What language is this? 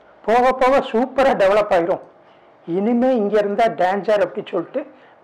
Tamil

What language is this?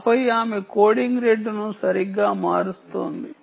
Telugu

